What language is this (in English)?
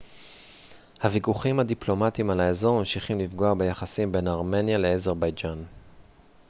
Hebrew